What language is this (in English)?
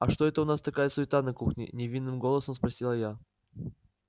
Russian